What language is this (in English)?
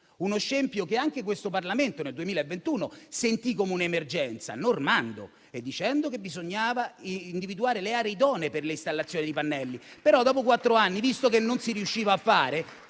Italian